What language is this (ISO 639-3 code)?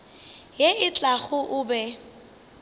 nso